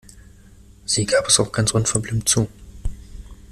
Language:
German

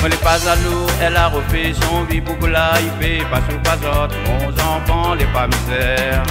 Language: French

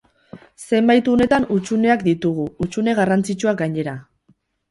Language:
Basque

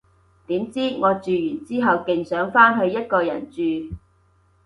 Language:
Cantonese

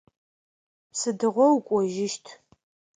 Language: Adyghe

